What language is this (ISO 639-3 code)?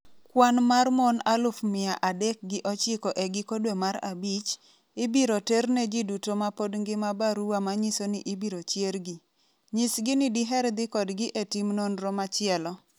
luo